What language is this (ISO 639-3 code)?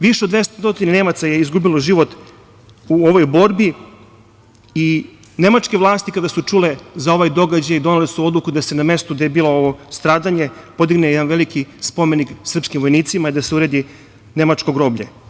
srp